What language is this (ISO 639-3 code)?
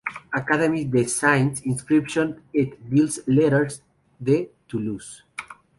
spa